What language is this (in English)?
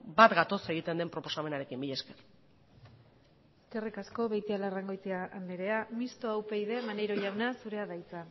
Basque